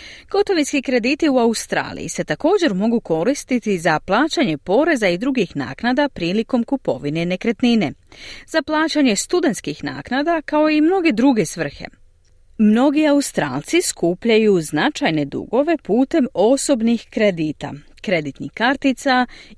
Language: Croatian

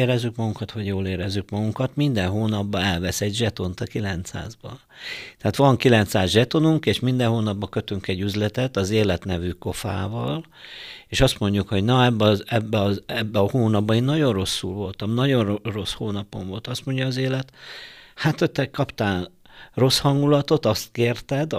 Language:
Hungarian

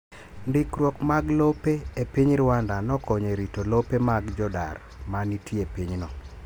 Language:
Luo (Kenya and Tanzania)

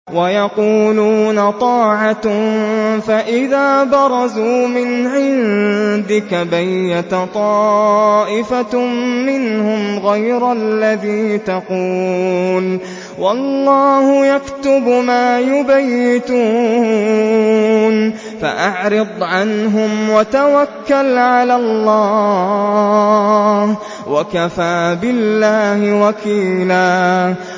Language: Arabic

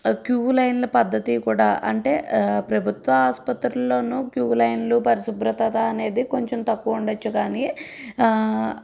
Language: Telugu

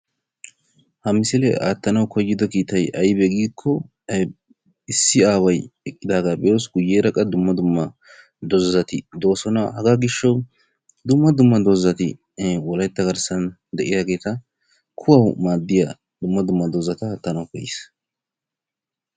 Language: Wolaytta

